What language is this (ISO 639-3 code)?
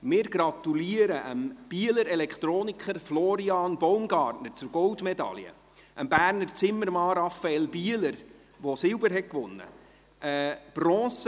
gsw